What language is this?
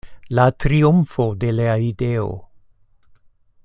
Esperanto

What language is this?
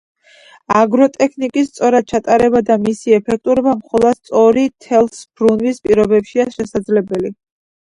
Georgian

